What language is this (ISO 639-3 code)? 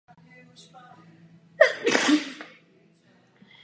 ces